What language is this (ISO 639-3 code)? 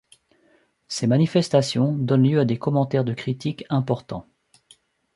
fra